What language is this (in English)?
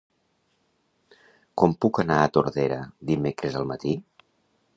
Catalan